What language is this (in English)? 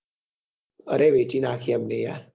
Gujarati